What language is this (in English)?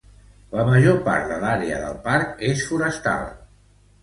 Catalan